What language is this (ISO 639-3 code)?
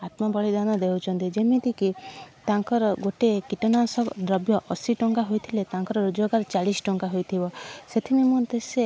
ori